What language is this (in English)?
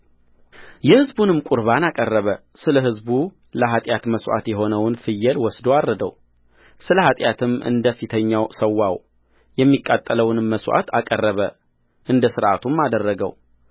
Amharic